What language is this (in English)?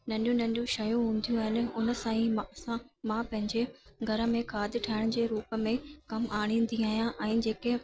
Sindhi